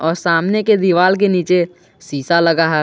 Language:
Hindi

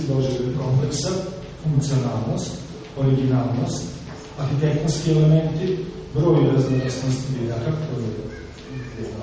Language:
Greek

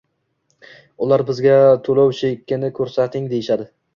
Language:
Uzbek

